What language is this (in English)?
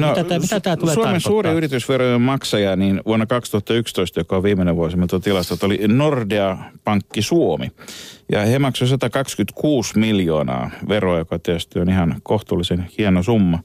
Finnish